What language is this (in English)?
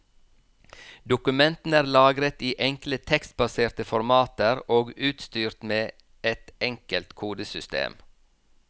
Norwegian